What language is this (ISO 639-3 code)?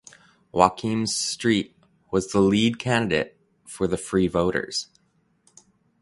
eng